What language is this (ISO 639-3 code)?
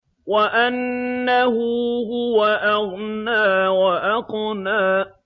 ara